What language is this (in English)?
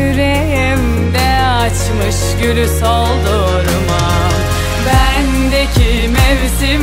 Arabic